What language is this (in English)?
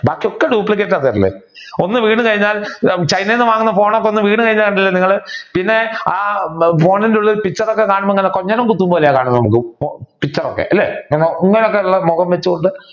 Malayalam